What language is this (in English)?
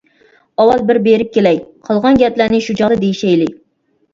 Uyghur